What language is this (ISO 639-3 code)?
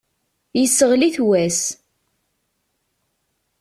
kab